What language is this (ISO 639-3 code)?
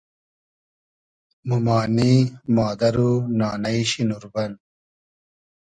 haz